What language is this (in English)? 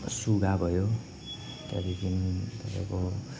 Nepali